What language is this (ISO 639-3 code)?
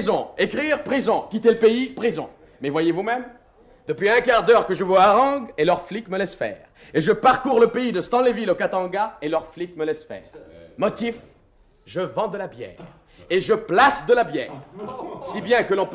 fra